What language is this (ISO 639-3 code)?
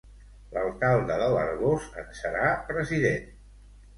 cat